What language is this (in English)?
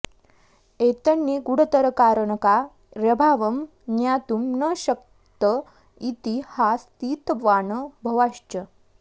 Sanskrit